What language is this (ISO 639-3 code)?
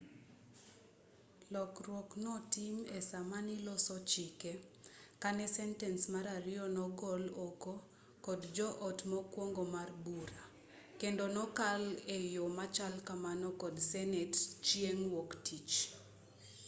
luo